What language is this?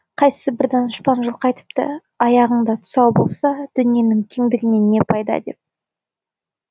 Kazakh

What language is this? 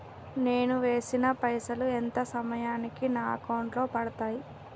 Telugu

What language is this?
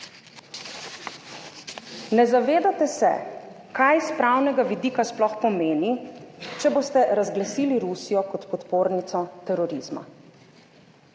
Slovenian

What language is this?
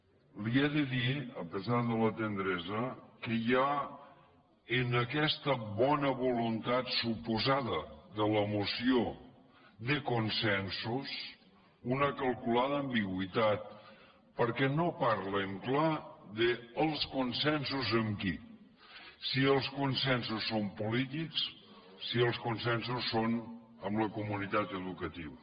Catalan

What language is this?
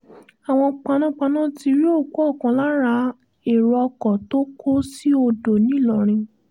Yoruba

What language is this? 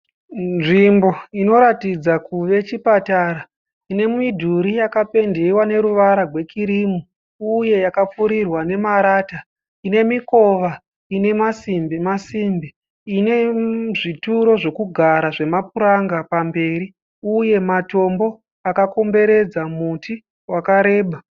Shona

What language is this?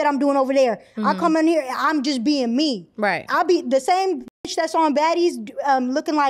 English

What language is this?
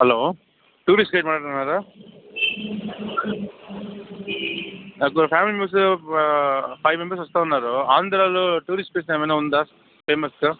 Telugu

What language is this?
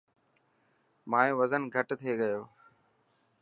Dhatki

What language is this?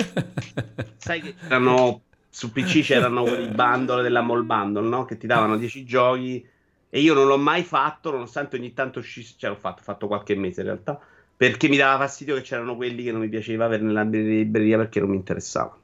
Italian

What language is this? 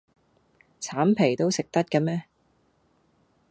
Cantonese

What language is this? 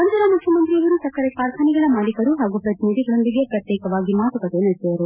Kannada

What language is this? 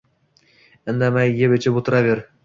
Uzbek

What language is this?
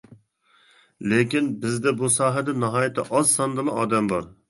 Uyghur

